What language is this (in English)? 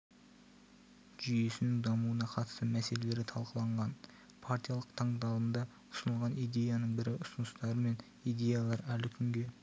Kazakh